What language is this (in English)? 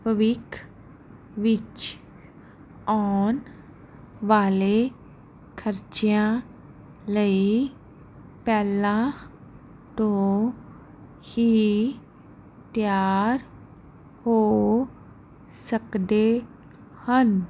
Punjabi